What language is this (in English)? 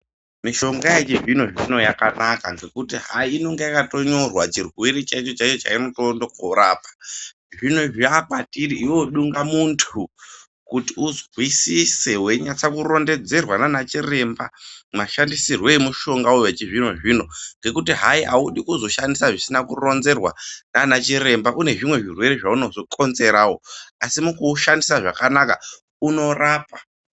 Ndau